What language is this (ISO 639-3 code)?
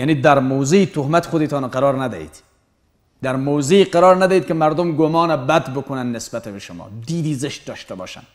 fas